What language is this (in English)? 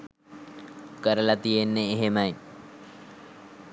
Sinhala